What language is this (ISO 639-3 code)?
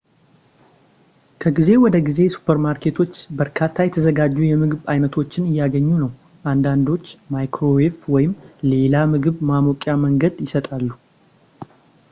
amh